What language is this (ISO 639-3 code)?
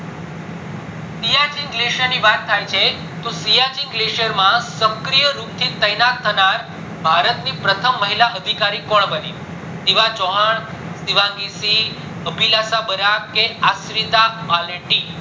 guj